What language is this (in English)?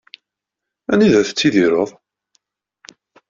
Kabyle